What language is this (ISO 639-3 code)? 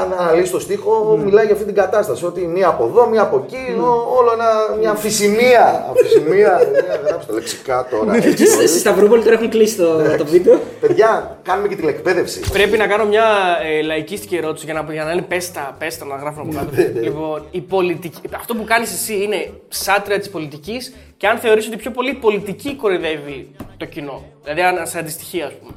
ell